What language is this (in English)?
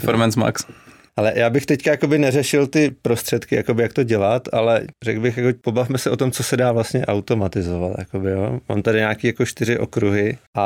Czech